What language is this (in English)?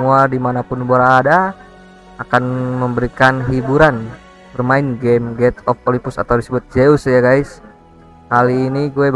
Indonesian